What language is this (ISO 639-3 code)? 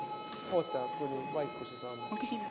est